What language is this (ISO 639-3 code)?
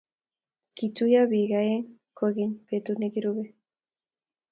kln